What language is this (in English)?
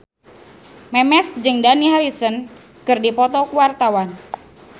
Sundanese